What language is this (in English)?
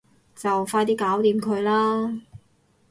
Cantonese